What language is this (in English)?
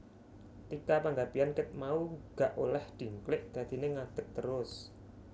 Javanese